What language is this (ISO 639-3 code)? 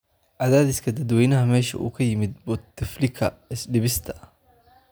som